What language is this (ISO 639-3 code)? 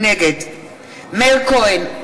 heb